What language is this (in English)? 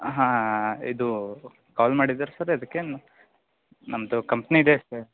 Kannada